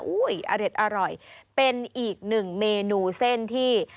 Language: Thai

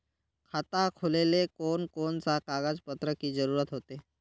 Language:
Magahi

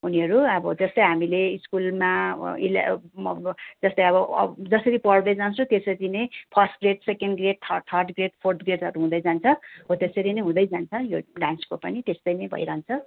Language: Nepali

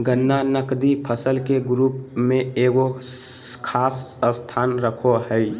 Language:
Magahi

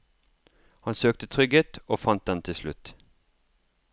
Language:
Norwegian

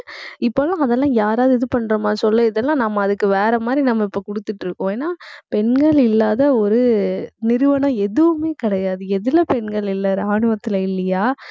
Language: Tamil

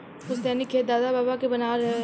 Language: Bhojpuri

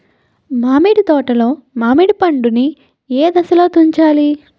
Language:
Telugu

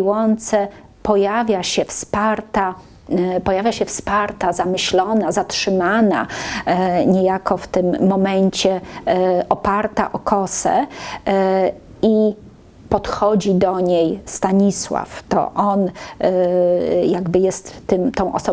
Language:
Polish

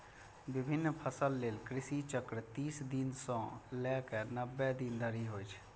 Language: Maithili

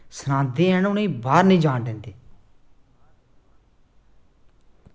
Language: Dogri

